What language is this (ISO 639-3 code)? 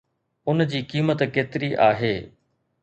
snd